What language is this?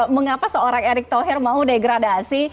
Indonesian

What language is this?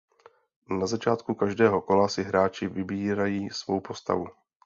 Czech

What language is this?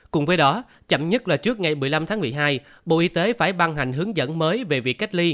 Vietnamese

